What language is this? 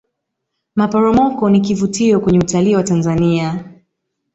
Swahili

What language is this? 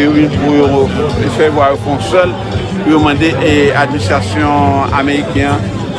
French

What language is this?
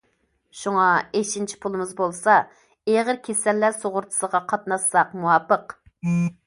Uyghur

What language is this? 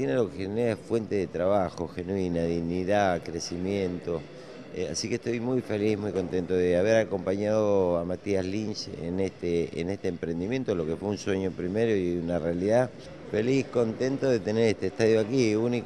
Spanish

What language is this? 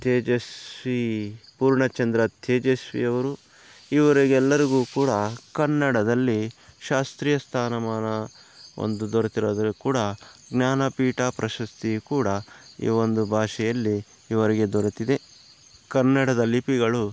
Kannada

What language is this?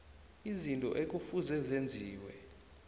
South Ndebele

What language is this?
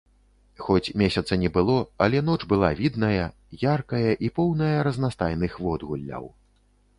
Belarusian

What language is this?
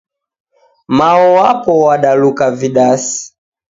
Taita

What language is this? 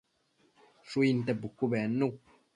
Matsés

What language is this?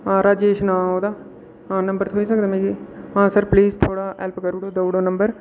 Dogri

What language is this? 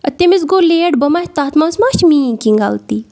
Kashmiri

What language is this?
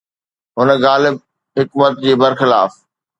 Sindhi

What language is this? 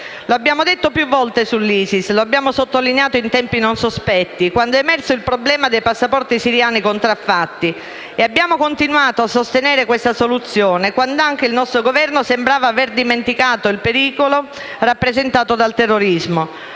Italian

